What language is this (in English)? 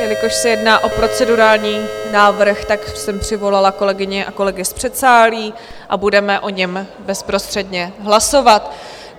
Czech